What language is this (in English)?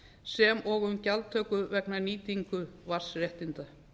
Icelandic